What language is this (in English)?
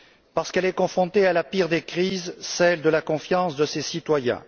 French